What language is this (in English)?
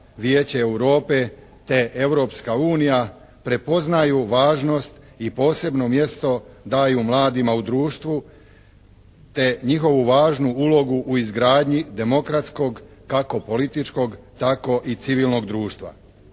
Croatian